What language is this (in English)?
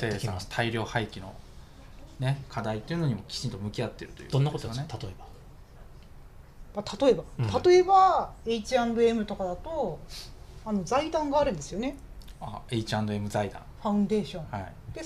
Japanese